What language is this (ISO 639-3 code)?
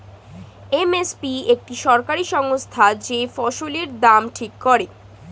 ben